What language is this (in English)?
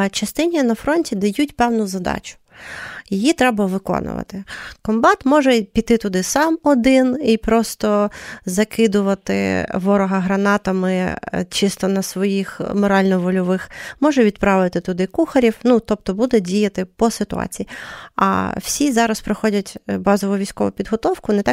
Ukrainian